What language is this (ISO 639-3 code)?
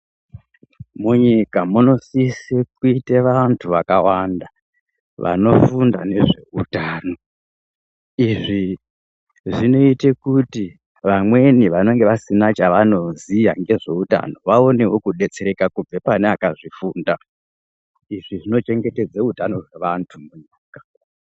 ndc